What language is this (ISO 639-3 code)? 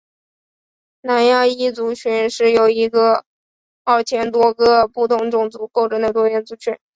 zho